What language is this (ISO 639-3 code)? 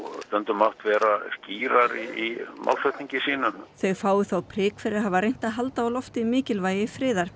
isl